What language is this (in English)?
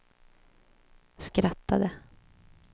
Swedish